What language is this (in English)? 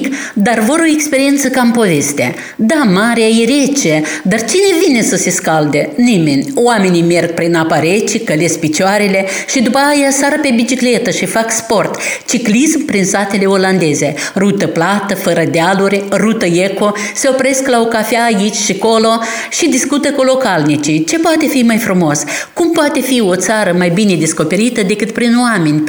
Romanian